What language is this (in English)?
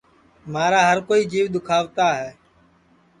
Sansi